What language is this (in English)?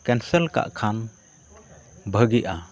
Santali